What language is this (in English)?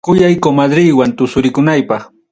Ayacucho Quechua